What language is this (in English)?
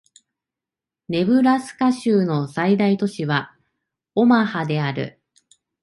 Japanese